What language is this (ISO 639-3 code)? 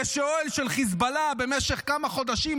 heb